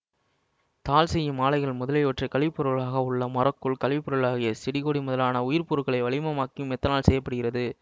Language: Tamil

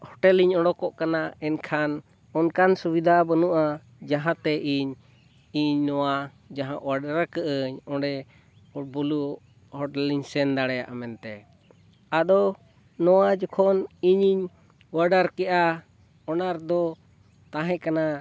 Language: Santali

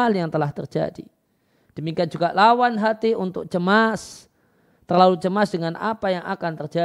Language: Indonesian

